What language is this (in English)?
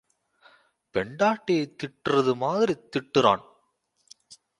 Tamil